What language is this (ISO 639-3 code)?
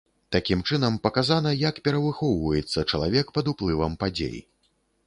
bel